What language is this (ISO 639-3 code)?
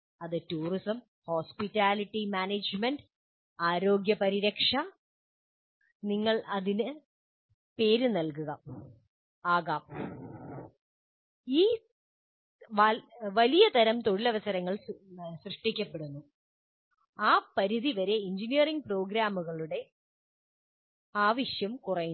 mal